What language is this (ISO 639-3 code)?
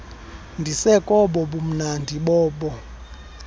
xho